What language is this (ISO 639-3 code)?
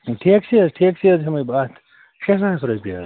kas